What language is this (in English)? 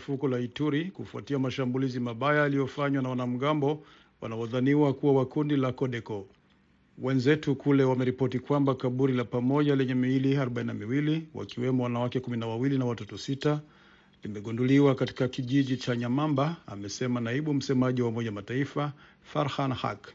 Swahili